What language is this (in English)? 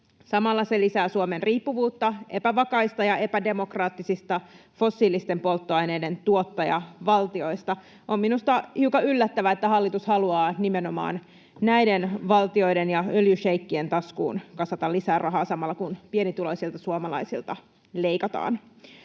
Finnish